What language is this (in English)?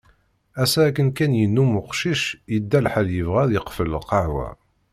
Kabyle